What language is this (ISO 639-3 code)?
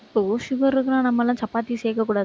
tam